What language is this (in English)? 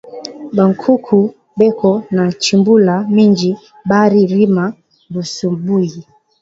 Swahili